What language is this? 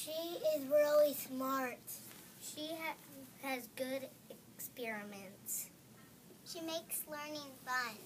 English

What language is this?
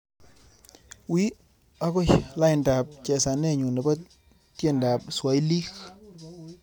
Kalenjin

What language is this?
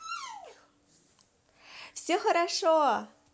Russian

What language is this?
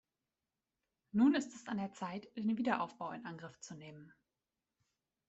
German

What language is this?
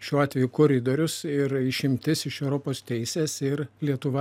Lithuanian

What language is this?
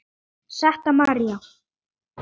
Icelandic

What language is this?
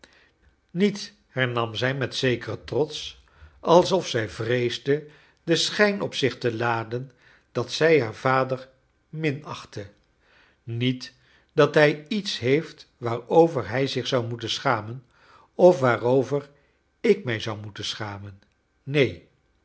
Dutch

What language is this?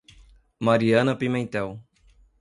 Portuguese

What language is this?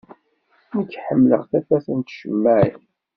Kabyle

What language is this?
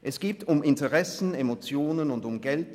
Swiss German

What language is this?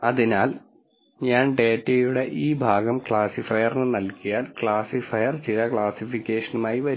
Malayalam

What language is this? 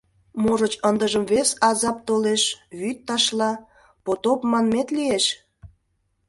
Mari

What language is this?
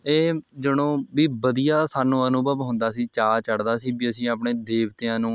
Punjabi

